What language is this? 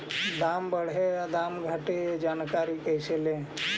Magahi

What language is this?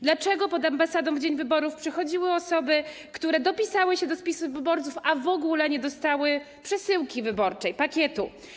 Polish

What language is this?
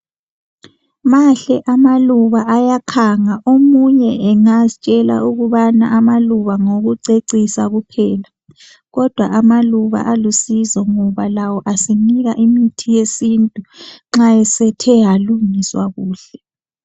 North Ndebele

